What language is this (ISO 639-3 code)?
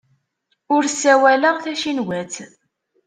kab